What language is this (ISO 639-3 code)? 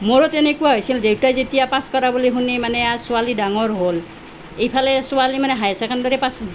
asm